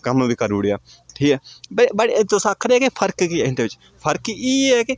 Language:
Dogri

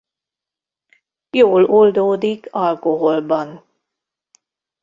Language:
Hungarian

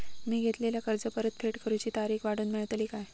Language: Marathi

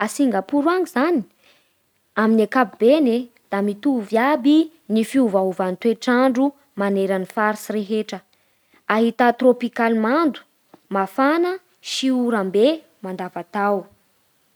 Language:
Bara Malagasy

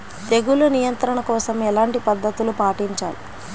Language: Telugu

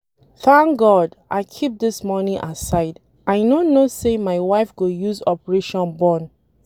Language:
Nigerian Pidgin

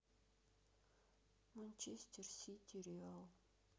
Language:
Russian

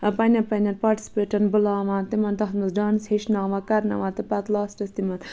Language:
Kashmiri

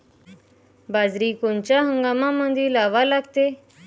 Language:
Marathi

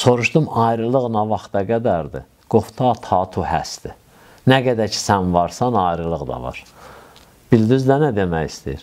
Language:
Turkish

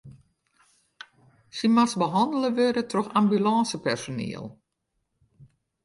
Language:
Western Frisian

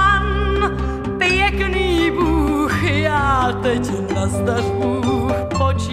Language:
Czech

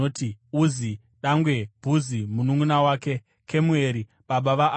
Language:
Shona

